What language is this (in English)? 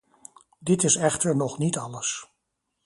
Dutch